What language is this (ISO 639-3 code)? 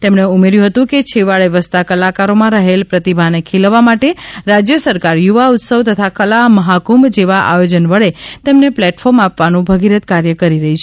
guj